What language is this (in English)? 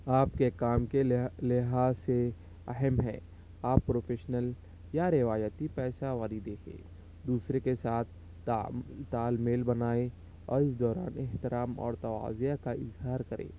Urdu